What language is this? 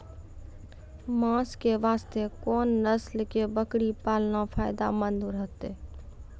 Maithili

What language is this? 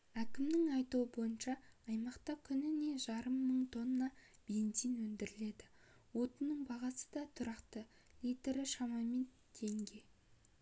Kazakh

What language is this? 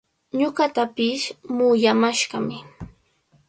Cajatambo North Lima Quechua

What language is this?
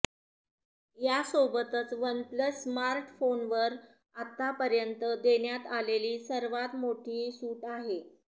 Marathi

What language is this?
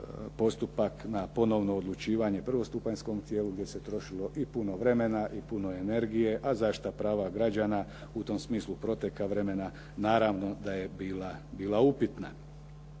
Croatian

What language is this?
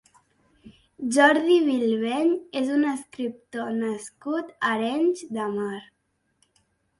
Catalan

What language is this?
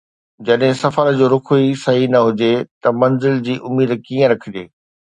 Sindhi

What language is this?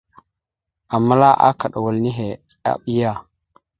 Mada (Cameroon)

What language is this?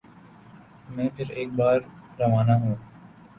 Urdu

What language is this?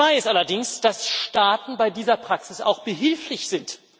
German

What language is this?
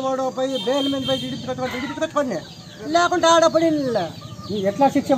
Turkish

